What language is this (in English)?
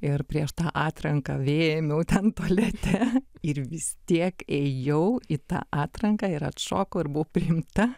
Lithuanian